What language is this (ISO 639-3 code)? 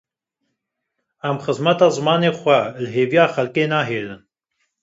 kur